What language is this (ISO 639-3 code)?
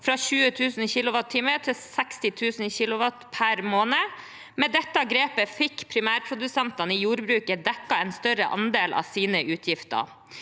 nor